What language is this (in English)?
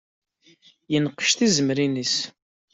Kabyle